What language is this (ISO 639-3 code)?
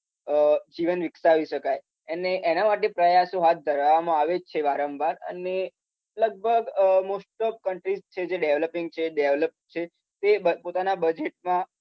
guj